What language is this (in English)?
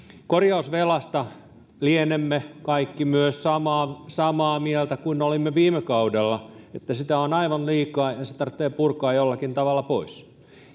Finnish